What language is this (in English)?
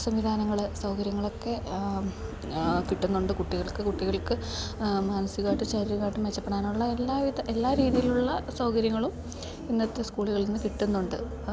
Malayalam